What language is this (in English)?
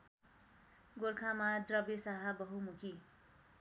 Nepali